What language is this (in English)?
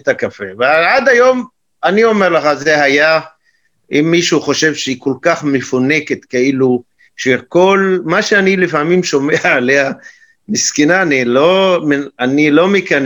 Hebrew